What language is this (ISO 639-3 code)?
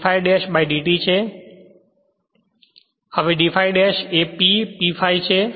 guj